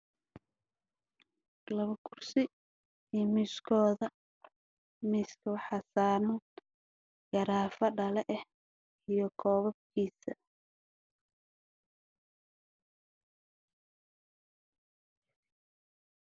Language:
Somali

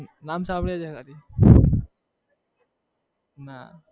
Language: Gujarati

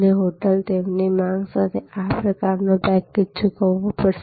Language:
Gujarati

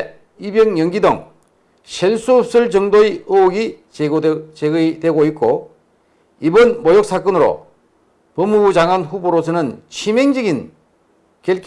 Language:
Korean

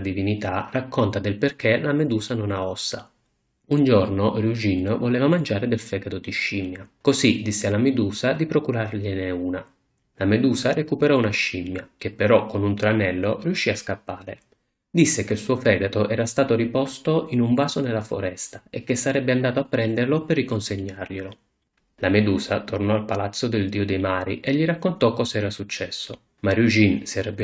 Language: Italian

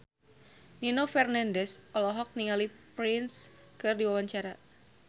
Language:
Sundanese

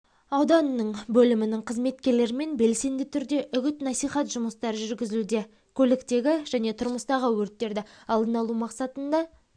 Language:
Kazakh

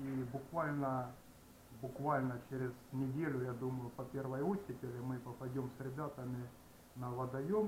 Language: Russian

